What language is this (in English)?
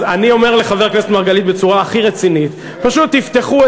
Hebrew